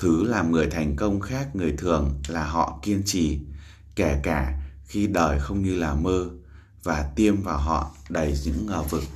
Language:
Vietnamese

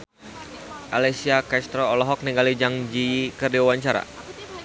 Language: Sundanese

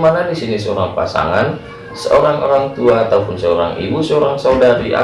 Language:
Indonesian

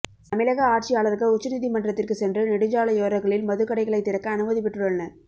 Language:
Tamil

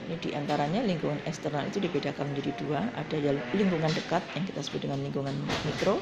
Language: Indonesian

